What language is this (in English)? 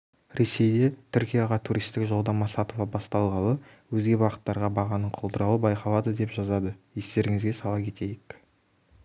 Kazakh